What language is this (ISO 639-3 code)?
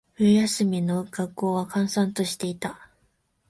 jpn